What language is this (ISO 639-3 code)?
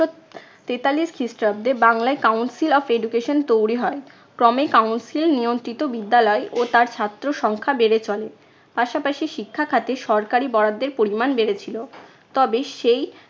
ben